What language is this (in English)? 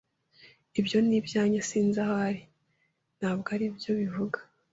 Kinyarwanda